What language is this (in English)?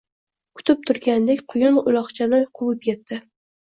Uzbek